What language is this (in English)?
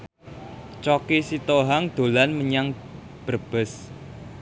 Javanese